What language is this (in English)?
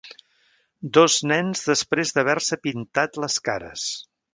Catalan